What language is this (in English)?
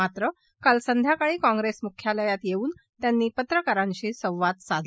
Marathi